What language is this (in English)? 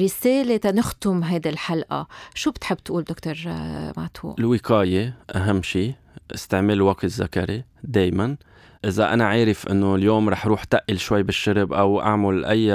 Arabic